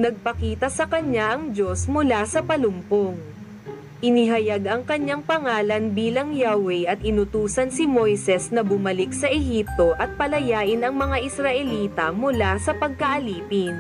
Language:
Filipino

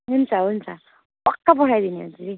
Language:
Nepali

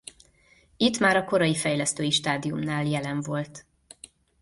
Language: Hungarian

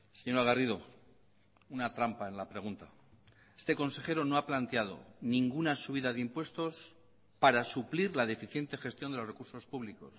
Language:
Spanish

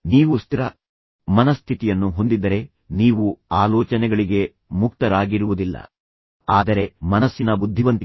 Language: Kannada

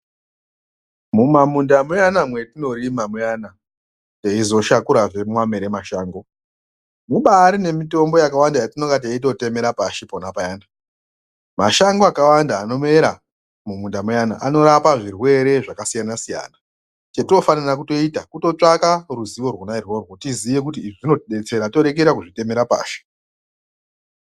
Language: Ndau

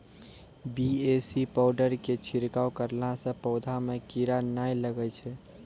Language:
Maithili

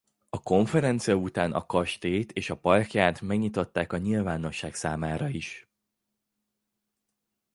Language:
Hungarian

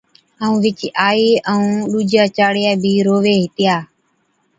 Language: Od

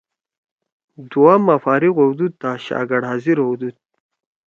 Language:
Torwali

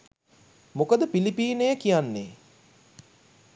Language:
Sinhala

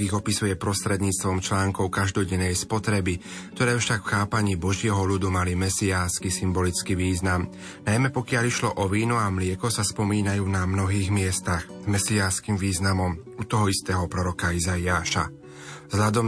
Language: Slovak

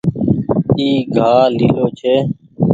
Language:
Goaria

